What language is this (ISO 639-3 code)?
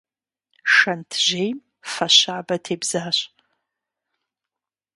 kbd